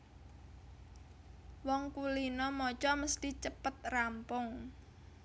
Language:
Javanese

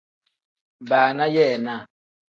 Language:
Tem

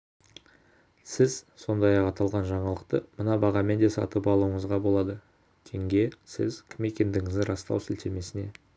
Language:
Kazakh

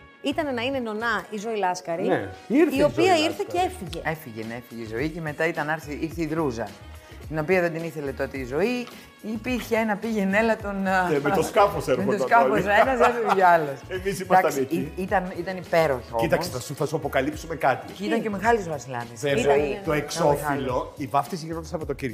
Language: Greek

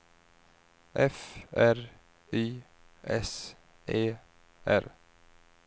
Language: Swedish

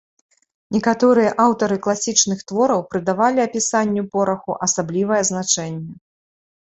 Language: Belarusian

